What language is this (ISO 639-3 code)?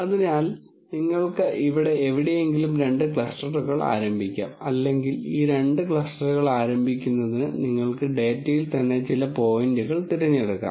mal